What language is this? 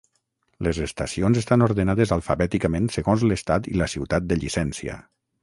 Catalan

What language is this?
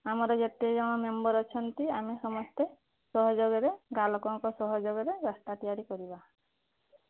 Odia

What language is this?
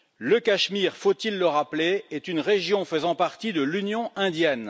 French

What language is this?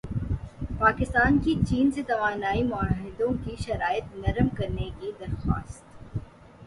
Urdu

